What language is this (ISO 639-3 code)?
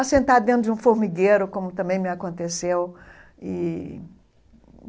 por